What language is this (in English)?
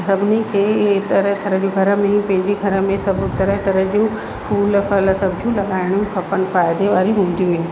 Sindhi